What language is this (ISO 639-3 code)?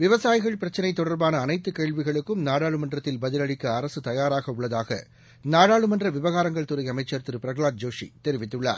tam